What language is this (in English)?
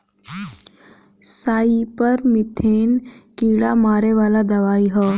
Bhojpuri